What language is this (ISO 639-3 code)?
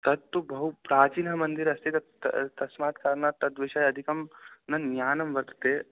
san